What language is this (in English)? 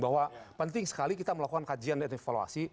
Indonesian